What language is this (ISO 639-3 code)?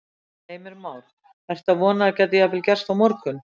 isl